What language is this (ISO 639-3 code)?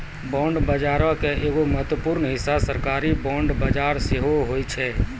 mai